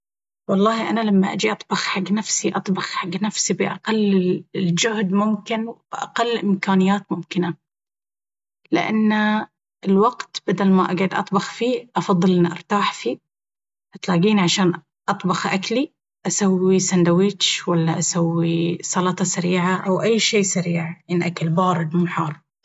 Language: Baharna Arabic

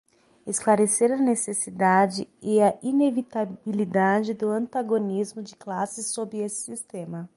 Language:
Portuguese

